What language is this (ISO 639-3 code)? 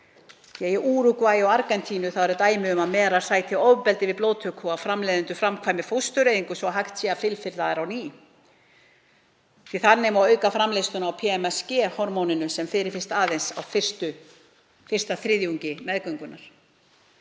isl